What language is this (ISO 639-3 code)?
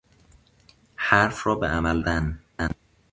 fas